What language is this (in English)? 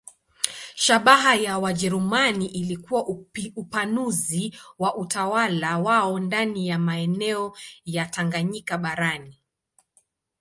Swahili